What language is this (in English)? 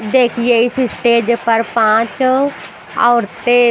Hindi